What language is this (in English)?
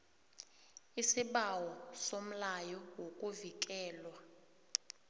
South Ndebele